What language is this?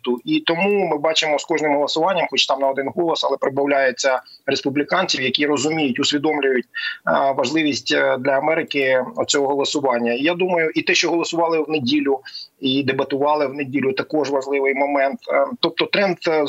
Ukrainian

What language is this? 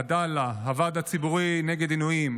Hebrew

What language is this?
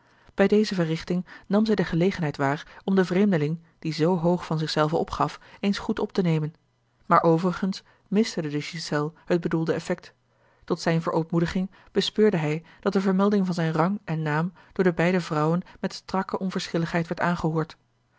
Dutch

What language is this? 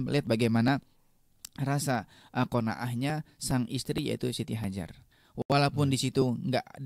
Indonesian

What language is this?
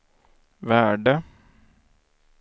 Swedish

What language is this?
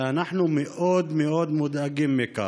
Hebrew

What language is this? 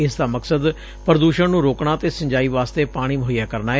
Punjabi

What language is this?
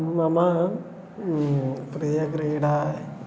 Sanskrit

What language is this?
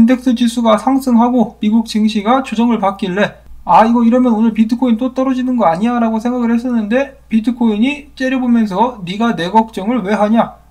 Korean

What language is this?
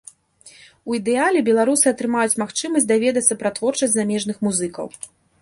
Belarusian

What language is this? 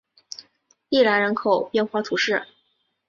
Chinese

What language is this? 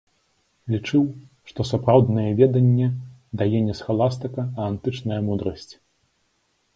Belarusian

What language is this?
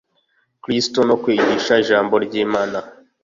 Kinyarwanda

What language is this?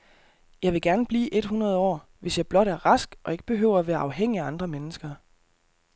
Danish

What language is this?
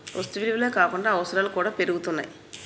Telugu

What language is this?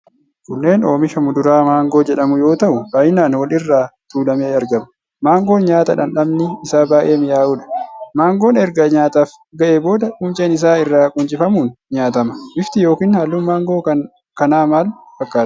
Oromo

